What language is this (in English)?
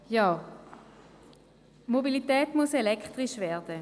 Swiss German